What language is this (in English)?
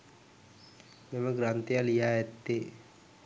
Sinhala